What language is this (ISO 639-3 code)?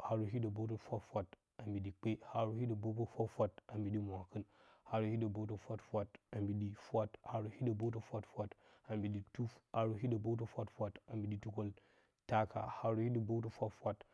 bcy